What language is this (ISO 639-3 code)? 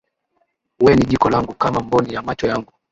swa